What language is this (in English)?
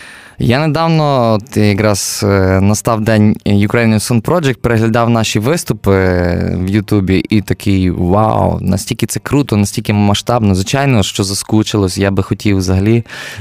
Ukrainian